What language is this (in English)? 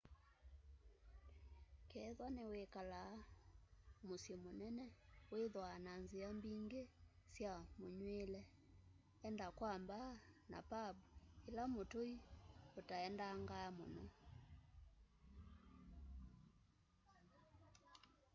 Kamba